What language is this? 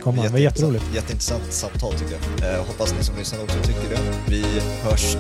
Swedish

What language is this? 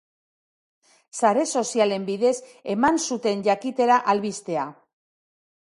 Basque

